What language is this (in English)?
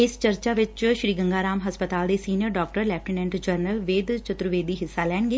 Punjabi